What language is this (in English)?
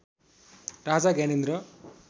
Nepali